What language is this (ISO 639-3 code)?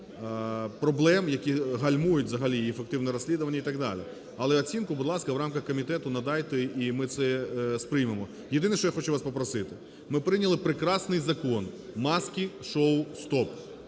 ukr